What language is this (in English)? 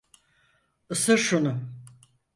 Turkish